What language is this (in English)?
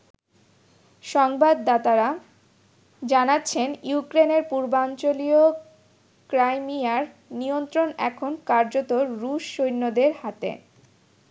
Bangla